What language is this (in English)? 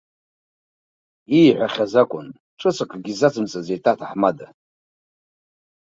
Abkhazian